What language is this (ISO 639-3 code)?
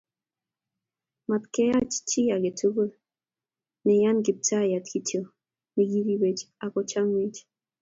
kln